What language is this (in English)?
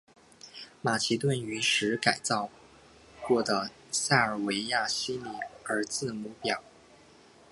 Chinese